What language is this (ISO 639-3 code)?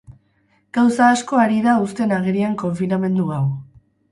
eus